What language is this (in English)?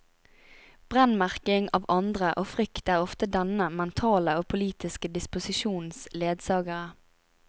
Norwegian